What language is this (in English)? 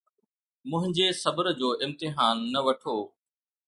Sindhi